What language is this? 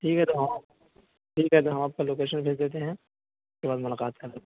Urdu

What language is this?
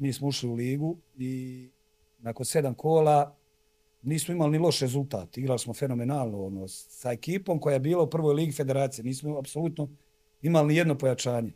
Croatian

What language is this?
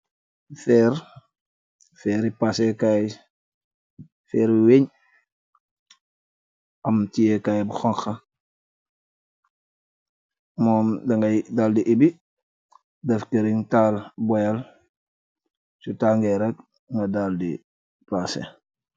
Wolof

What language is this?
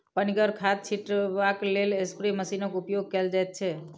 Maithili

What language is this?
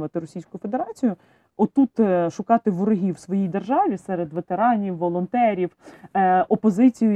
Ukrainian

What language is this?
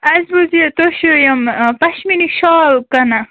Kashmiri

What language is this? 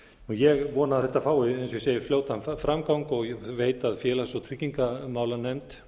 Icelandic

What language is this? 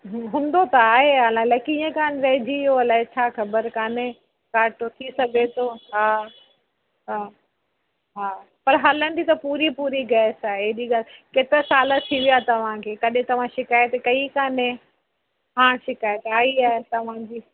Sindhi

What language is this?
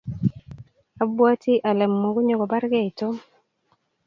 Kalenjin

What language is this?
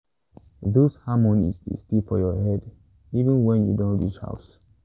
Nigerian Pidgin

